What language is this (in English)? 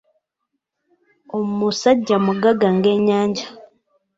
Ganda